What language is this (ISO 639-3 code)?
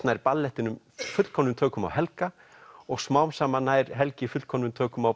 isl